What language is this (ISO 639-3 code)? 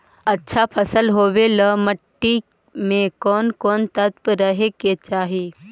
mag